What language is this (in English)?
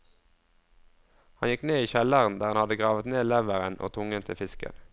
Norwegian